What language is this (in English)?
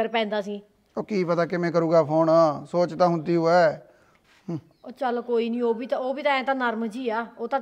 Punjabi